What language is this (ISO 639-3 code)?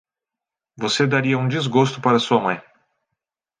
por